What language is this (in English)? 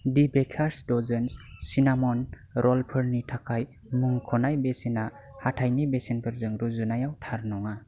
Bodo